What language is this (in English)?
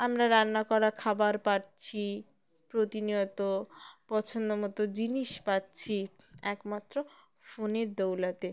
Bangla